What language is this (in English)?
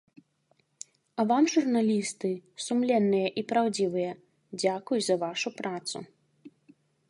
Belarusian